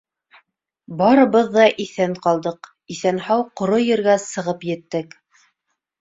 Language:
Bashkir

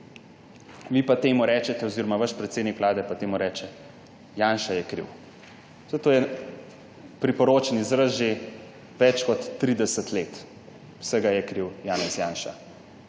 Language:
Slovenian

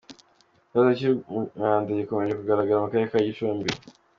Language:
Kinyarwanda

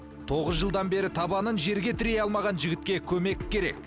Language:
Kazakh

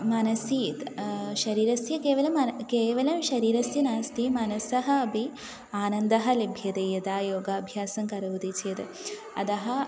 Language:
Sanskrit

